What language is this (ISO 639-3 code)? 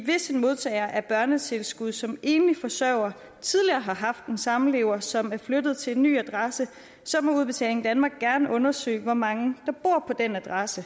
dan